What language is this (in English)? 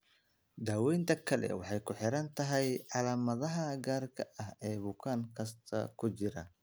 Somali